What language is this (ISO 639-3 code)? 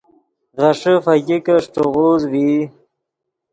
ydg